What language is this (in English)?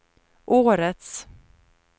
Swedish